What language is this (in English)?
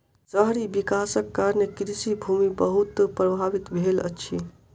Maithili